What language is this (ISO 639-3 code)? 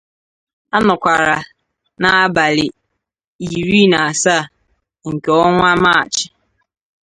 ibo